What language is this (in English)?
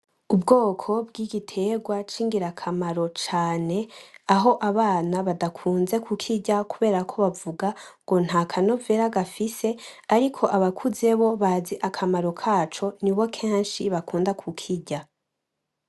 Rundi